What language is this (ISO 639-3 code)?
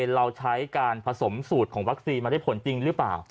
tha